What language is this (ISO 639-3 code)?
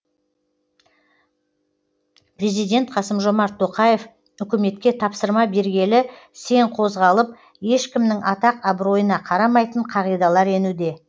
kaz